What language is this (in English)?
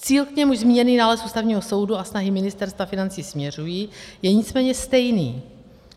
Czech